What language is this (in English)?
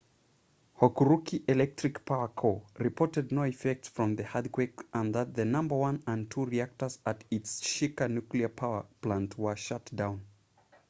English